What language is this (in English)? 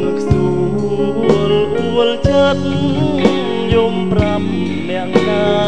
Thai